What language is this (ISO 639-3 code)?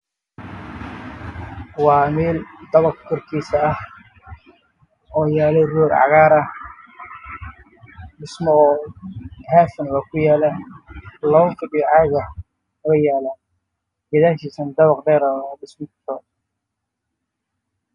som